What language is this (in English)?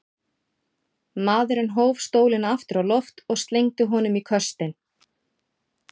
Icelandic